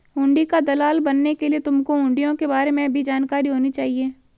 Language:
Hindi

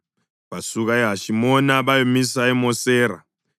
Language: North Ndebele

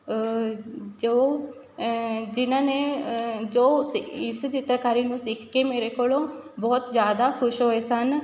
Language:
Punjabi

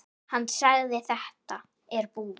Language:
Icelandic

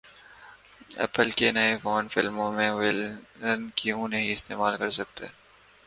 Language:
Urdu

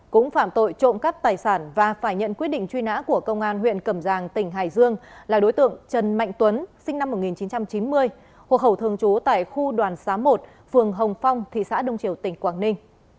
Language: Vietnamese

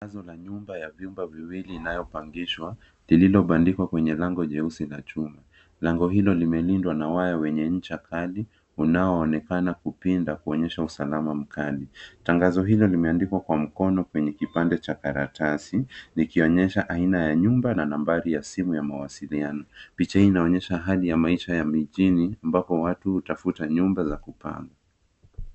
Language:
Swahili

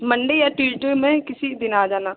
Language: Hindi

